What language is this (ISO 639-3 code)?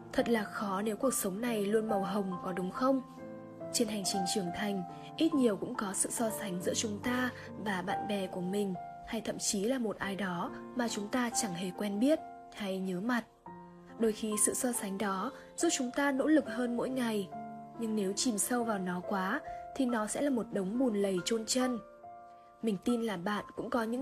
vie